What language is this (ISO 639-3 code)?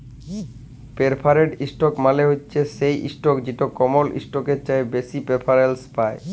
ben